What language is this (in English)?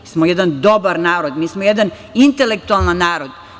Serbian